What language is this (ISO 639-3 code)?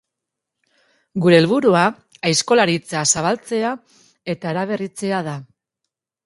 eus